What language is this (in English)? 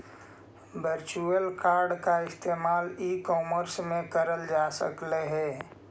Magahi